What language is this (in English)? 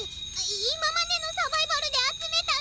Japanese